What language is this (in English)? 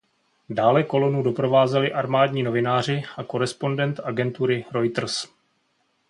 Czech